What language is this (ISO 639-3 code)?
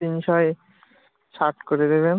ben